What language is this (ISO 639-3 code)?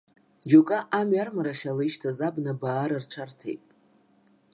abk